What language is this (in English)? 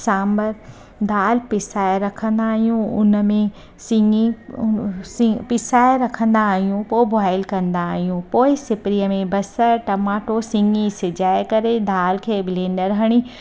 Sindhi